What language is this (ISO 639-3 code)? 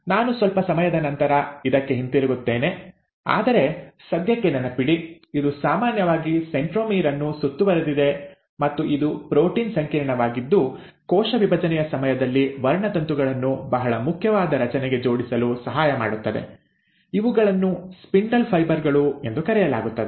kan